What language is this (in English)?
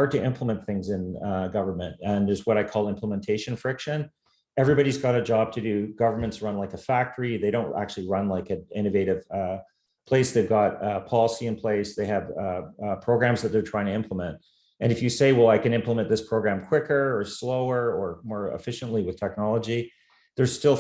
English